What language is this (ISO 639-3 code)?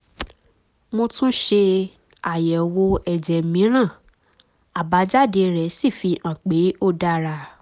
yor